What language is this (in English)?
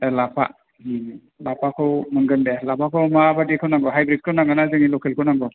Bodo